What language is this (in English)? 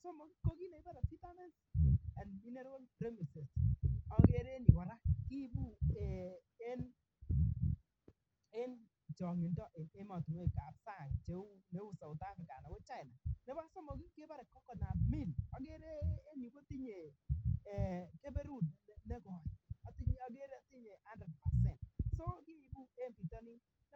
Kalenjin